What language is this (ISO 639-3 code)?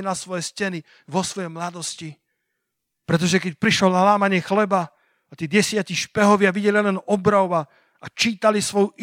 slk